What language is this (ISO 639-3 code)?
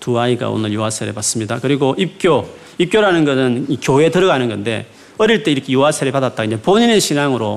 kor